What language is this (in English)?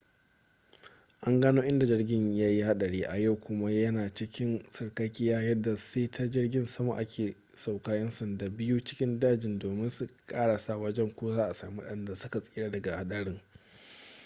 Hausa